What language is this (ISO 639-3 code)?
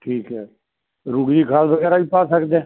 pan